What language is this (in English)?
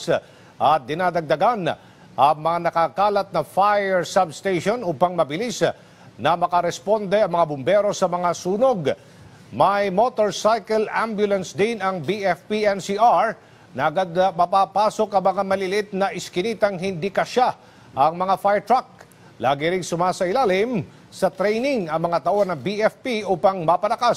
Filipino